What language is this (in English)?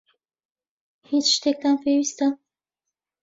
Central Kurdish